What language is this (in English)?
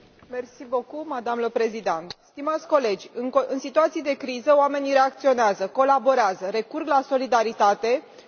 Romanian